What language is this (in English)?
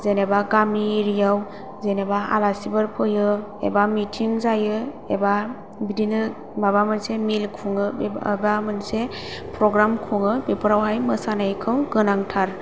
Bodo